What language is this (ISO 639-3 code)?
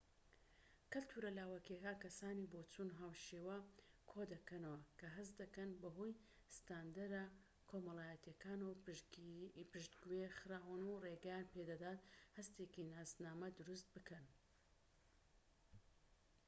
ckb